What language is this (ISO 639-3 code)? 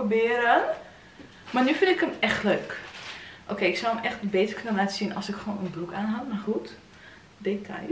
nld